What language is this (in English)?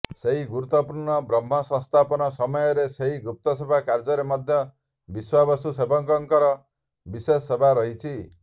Odia